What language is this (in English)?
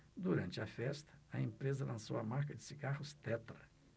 Portuguese